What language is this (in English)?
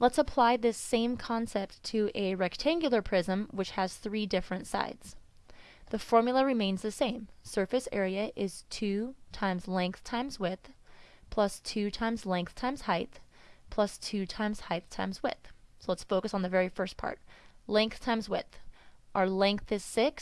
English